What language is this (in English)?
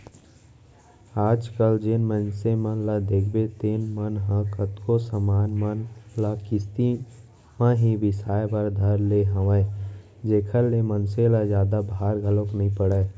Chhattisgarhi